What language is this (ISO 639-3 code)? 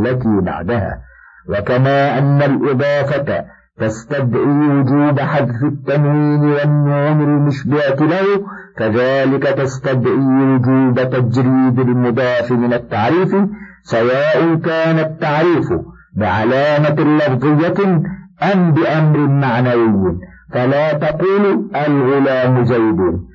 ara